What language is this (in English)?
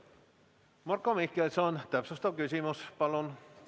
Estonian